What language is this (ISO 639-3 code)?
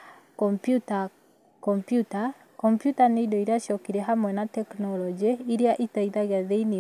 kik